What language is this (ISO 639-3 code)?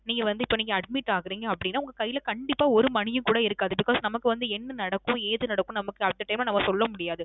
tam